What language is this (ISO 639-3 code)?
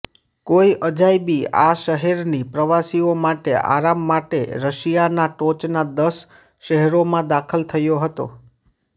guj